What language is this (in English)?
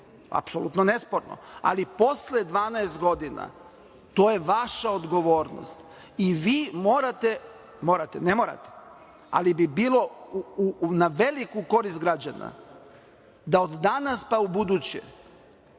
Serbian